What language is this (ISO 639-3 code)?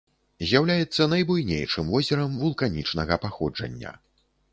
bel